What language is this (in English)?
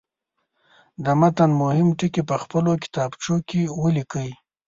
Pashto